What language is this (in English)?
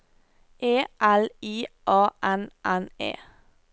Norwegian